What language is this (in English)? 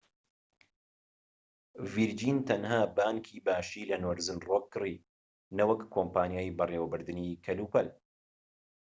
Central Kurdish